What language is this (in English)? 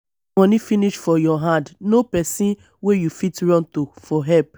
Nigerian Pidgin